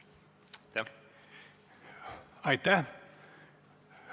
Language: Estonian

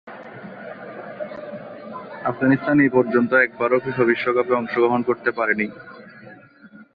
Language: Bangla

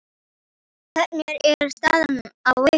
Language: Icelandic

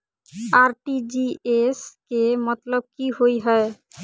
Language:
Maithili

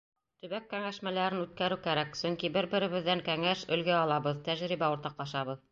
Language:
Bashkir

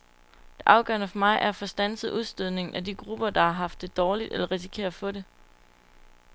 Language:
Danish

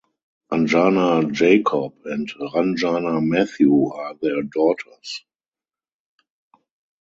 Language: English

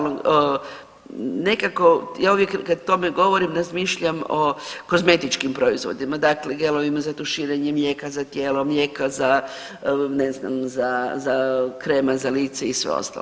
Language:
Croatian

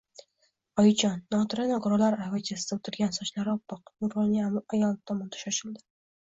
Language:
Uzbek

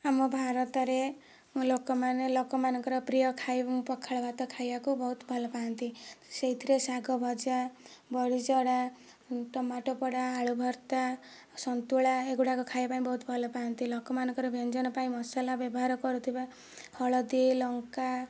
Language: Odia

